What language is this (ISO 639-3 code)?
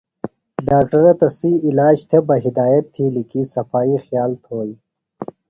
phl